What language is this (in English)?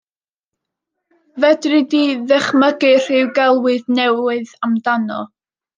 Welsh